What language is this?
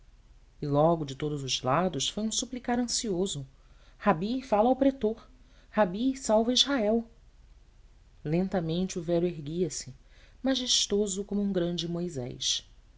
Portuguese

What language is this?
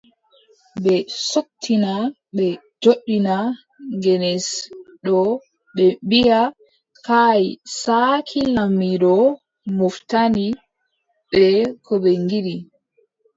Adamawa Fulfulde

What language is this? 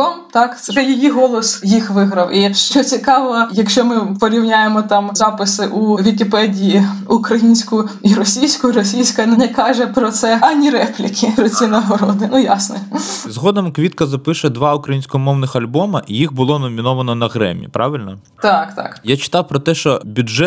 Ukrainian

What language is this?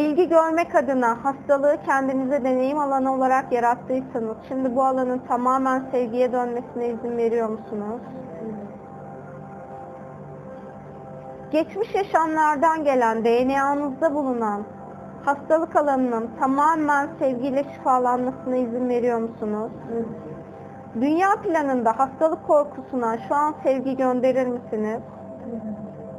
Turkish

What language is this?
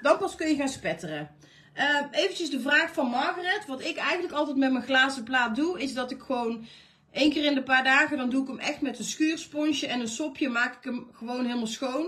Dutch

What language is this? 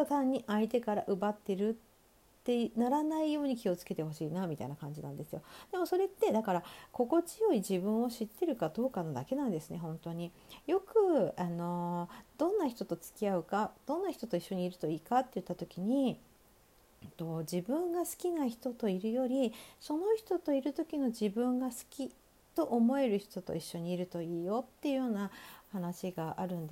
Japanese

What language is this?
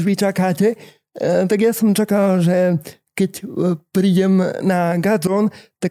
Slovak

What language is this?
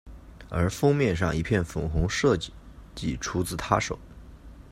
Chinese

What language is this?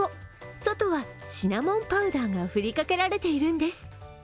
Japanese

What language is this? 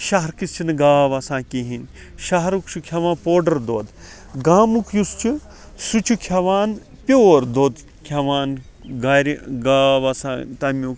Kashmiri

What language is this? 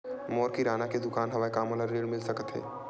Chhattisgarhi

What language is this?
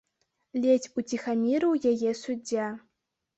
Belarusian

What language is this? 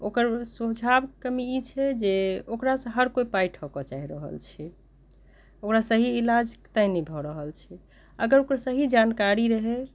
Maithili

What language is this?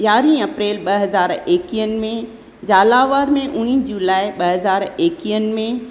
Sindhi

